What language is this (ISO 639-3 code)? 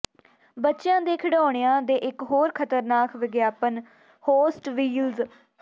pan